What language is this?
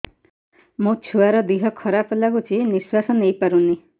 Odia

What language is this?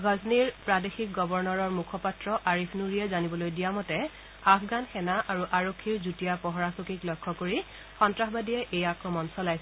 Assamese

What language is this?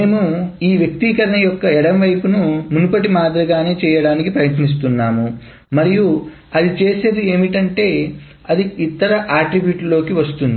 Telugu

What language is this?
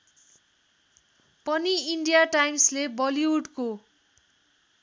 Nepali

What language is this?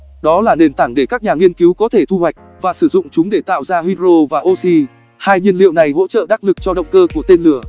Vietnamese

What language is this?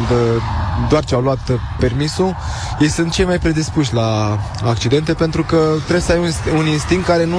Romanian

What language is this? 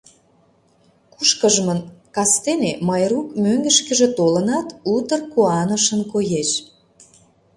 Mari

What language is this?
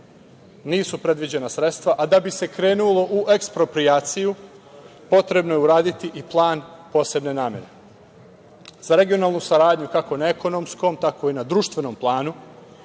Serbian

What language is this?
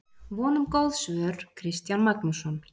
Icelandic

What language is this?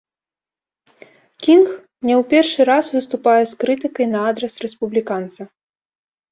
Belarusian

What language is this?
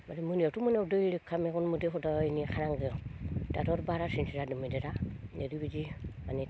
Bodo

